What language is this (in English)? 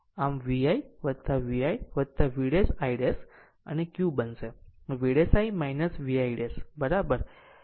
Gujarati